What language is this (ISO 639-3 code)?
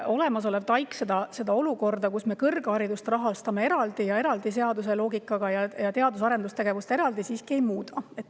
est